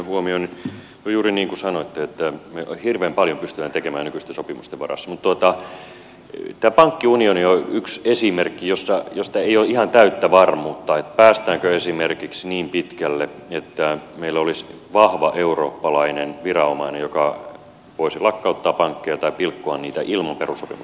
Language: Finnish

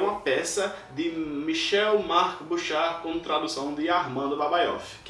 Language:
Portuguese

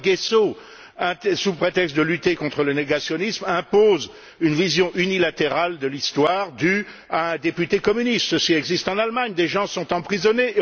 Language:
French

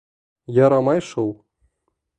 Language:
Bashkir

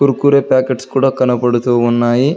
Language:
Telugu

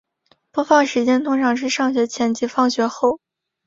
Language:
Chinese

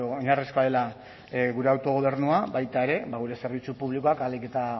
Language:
Basque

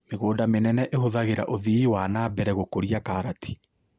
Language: Kikuyu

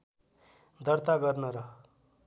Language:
Nepali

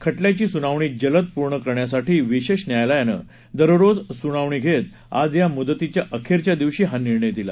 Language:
Marathi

